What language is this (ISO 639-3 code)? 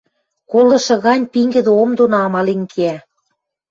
mrj